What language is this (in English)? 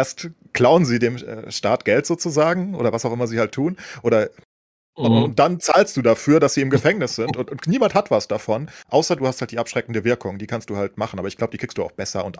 German